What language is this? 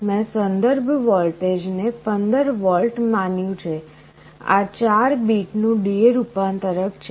Gujarati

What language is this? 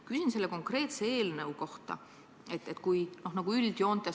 Estonian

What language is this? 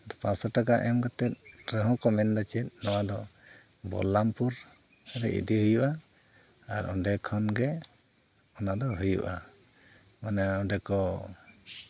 Santali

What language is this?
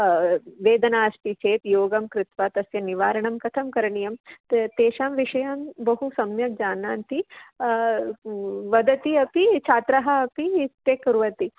Sanskrit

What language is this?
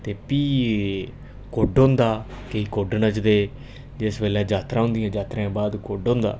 Dogri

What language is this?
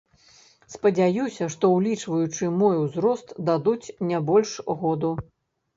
Belarusian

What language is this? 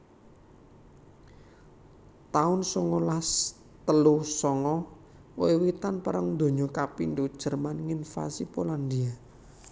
Javanese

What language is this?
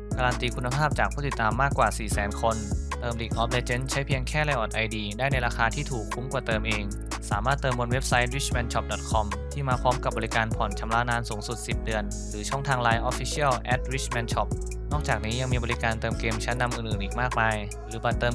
Thai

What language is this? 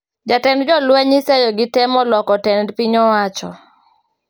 Luo (Kenya and Tanzania)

